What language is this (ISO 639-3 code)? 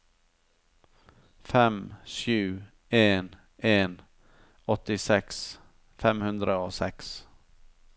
nor